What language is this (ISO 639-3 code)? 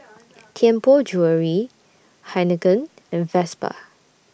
eng